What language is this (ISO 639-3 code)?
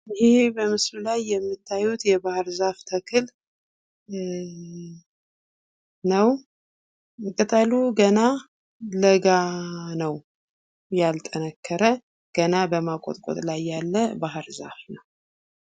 amh